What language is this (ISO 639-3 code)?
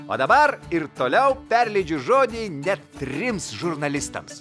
lit